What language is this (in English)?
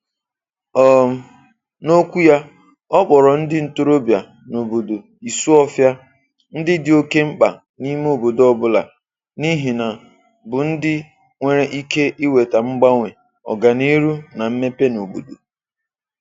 Igbo